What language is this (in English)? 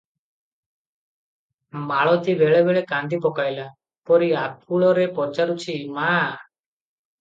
Odia